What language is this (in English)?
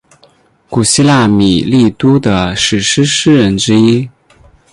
Chinese